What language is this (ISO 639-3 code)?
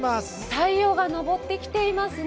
jpn